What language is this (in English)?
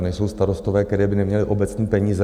Czech